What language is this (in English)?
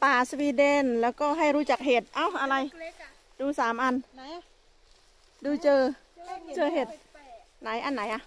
Thai